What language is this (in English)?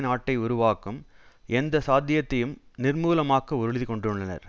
Tamil